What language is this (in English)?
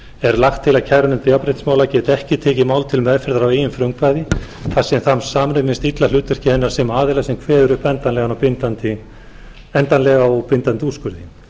Icelandic